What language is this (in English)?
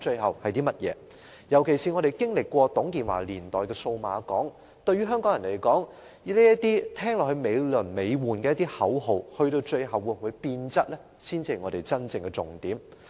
Cantonese